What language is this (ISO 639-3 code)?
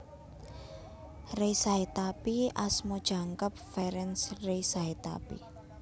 jav